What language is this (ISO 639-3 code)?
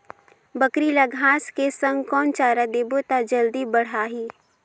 hne